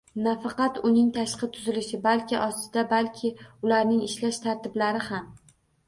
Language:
Uzbek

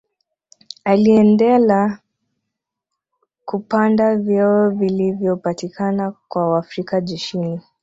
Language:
Swahili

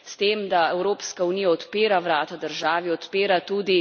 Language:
Slovenian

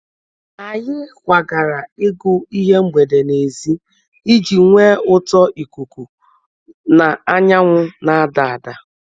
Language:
Igbo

